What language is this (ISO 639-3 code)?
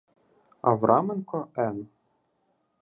ukr